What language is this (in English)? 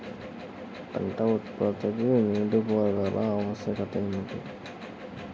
Telugu